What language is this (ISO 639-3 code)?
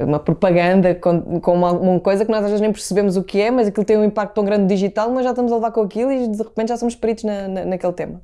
por